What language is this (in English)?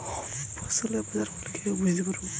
Bangla